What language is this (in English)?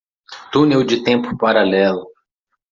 Portuguese